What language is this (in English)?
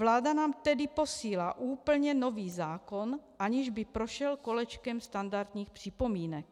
Czech